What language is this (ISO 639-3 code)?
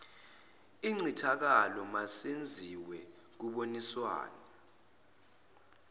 zul